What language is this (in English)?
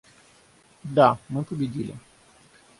Russian